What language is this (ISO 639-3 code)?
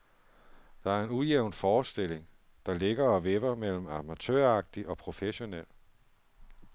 dan